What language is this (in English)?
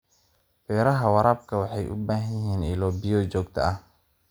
Somali